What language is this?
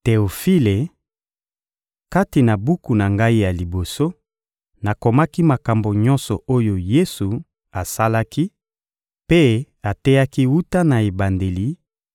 Lingala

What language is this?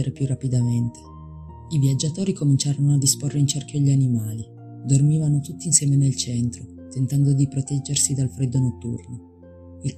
Italian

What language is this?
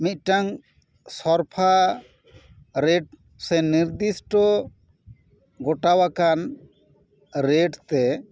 Santali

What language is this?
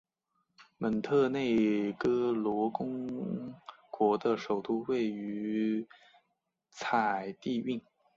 Chinese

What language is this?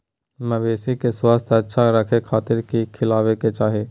Magahi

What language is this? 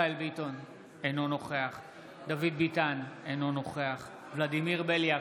Hebrew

